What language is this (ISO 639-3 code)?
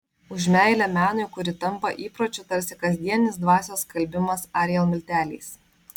lit